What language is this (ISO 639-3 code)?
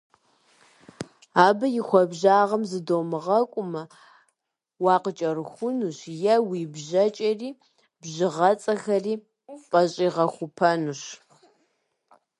kbd